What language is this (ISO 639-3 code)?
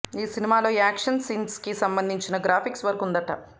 tel